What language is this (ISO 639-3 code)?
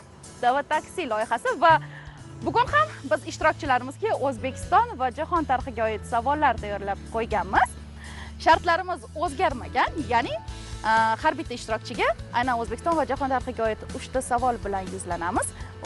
tur